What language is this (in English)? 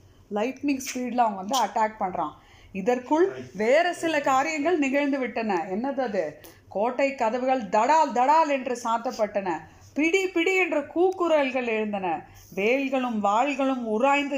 Tamil